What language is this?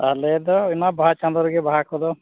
Santali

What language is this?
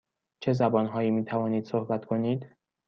Persian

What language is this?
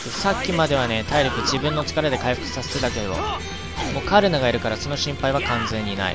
Japanese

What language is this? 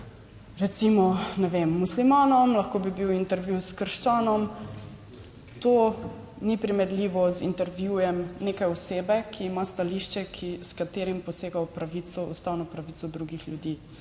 Slovenian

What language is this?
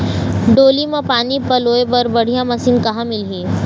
Chhattisgarhi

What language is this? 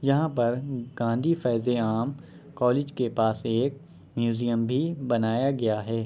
Urdu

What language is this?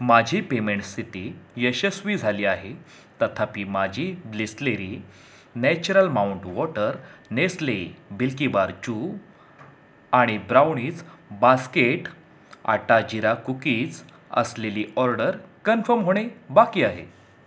Marathi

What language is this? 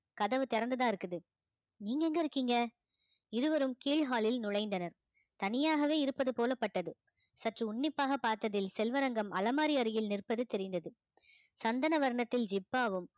Tamil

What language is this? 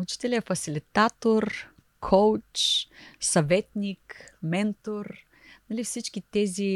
Bulgarian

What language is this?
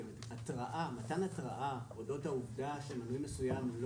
Hebrew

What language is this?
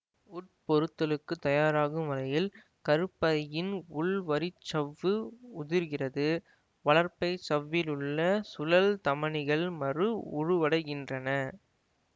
Tamil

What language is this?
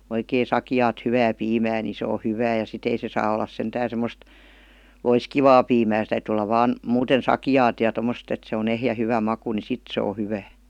Finnish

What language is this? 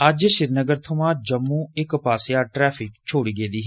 Dogri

